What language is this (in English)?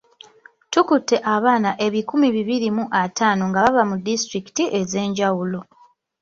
Ganda